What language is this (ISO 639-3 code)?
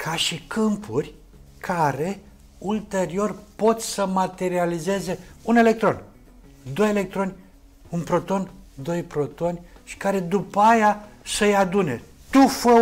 ron